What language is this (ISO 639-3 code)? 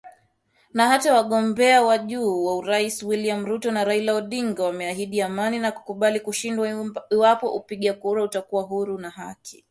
swa